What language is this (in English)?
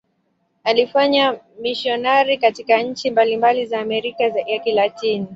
Swahili